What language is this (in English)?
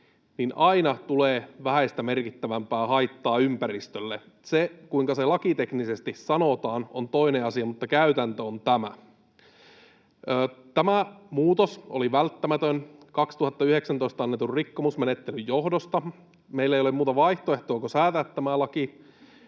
Finnish